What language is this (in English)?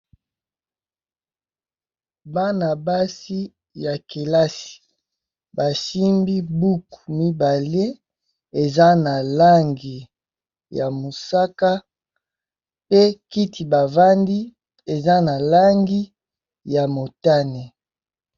Lingala